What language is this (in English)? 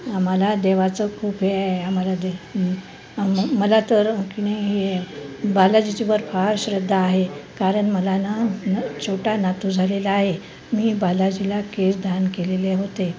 Marathi